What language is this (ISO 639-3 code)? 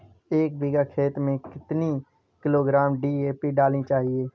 hin